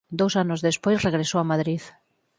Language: Galician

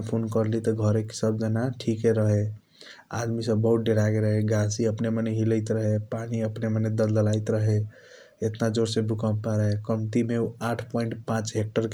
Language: Kochila Tharu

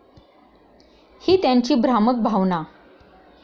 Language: Marathi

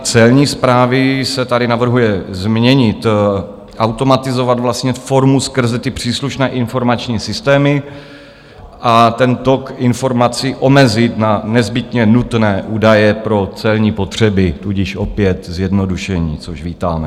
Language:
Czech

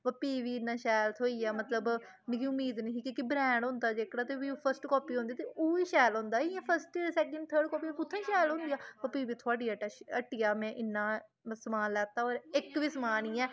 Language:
Dogri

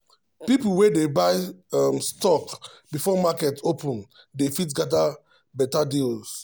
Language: Nigerian Pidgin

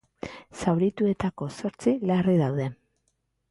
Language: Basque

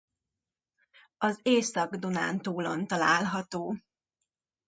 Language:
Hungarian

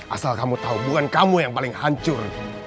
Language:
Indonesian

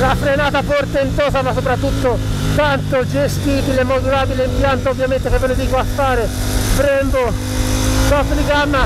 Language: Italian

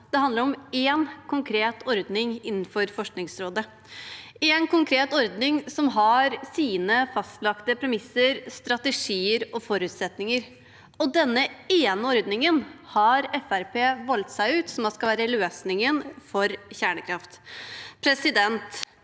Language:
Norwegian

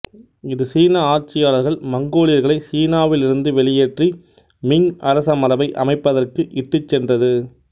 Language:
Tamil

